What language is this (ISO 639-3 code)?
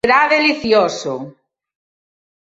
glg